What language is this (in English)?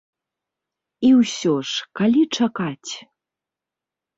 Belarusian